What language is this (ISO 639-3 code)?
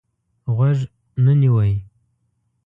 pus